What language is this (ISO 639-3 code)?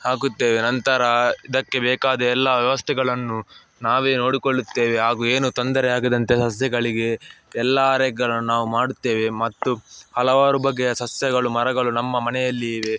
kan